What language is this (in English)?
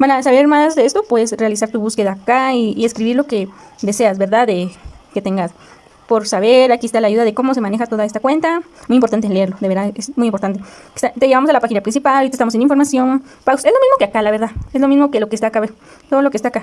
Spanish